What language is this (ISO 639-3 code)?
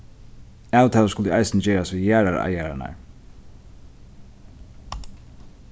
fao